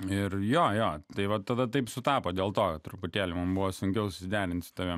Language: Lithuanian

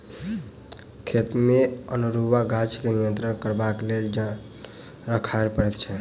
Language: Maithili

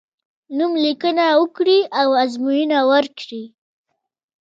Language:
Pashto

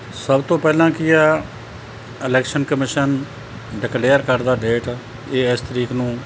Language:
Punjabi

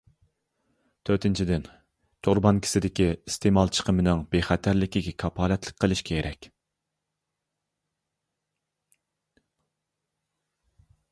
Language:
Uyghur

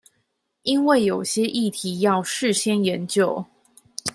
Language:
Chinese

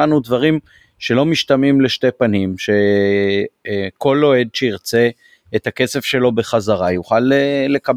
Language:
Hebrew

